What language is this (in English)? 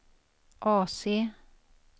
Swedish